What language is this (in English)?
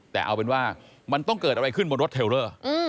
Thai